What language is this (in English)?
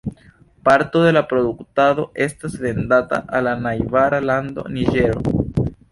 Esperanto